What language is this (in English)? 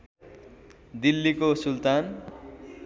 Nepali